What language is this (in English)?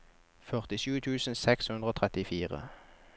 Norwegian